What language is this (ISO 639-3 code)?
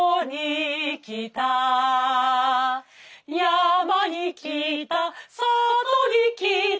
jpn